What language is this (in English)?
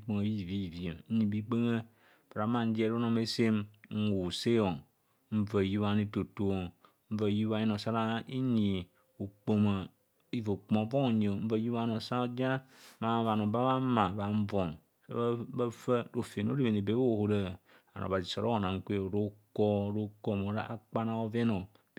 Kohumono